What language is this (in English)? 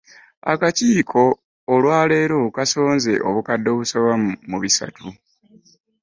Ganda